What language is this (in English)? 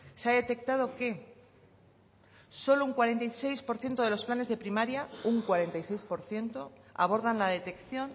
Spanish